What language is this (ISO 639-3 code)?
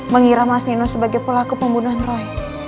ind